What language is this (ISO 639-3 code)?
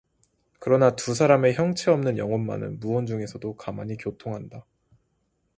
kor